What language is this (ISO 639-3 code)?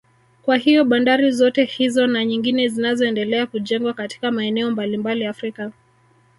swa